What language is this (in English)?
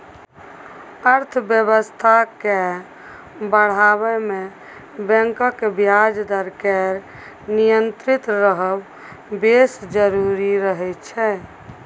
Maithili